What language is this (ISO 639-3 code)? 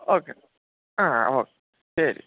mal